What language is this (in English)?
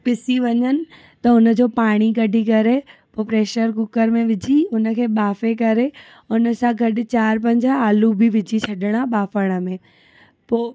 Sindhi